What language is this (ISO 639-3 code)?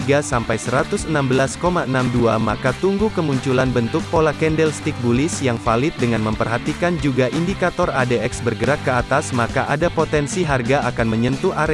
ind